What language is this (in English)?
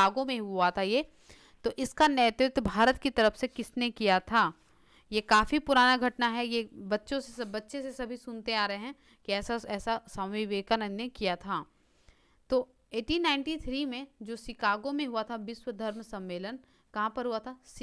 Hindi